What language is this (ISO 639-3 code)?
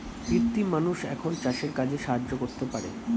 ben